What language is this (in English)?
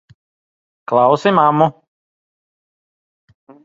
Latvian